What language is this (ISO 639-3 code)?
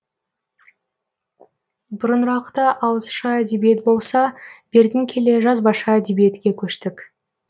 kaz